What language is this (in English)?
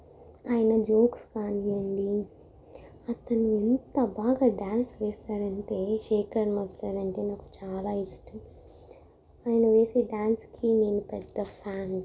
Telugu